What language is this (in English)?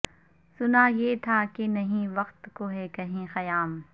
Urdu